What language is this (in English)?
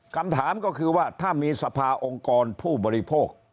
Thai